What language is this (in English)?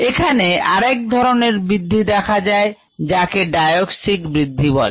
Bangla